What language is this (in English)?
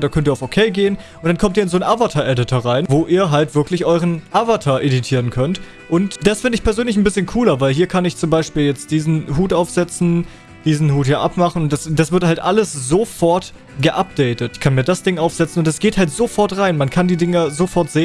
German